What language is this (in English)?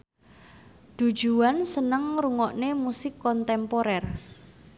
Javanese